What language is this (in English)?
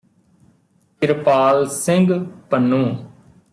Punjabi